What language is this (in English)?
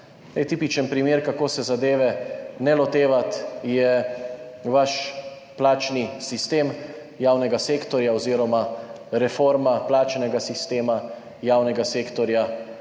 Slovenian